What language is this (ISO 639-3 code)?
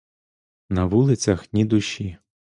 ukr